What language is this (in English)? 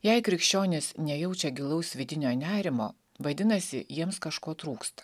Lithuanian